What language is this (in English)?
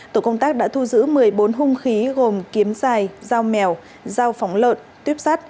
Vietnamese